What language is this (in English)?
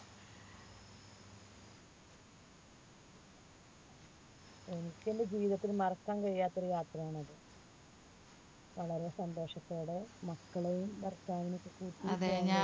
Malayalam